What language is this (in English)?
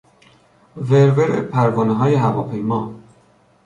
Persian